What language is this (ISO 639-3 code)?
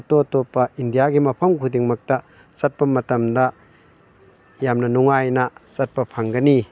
mni